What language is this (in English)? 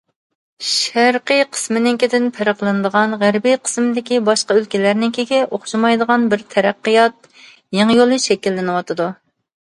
Uyghur